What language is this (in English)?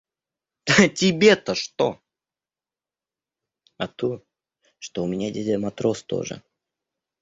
Russian